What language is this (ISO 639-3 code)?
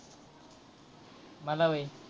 mar